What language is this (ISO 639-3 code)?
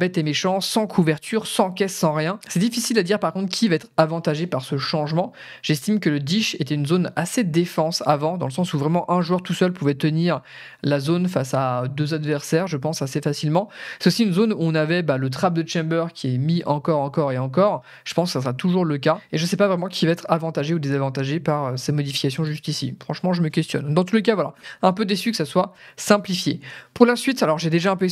fra